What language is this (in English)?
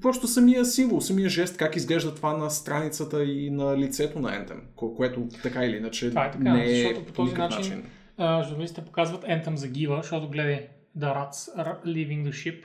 Bulgarian